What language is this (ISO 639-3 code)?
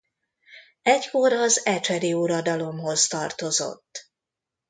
hun